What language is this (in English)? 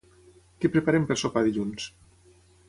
Catalan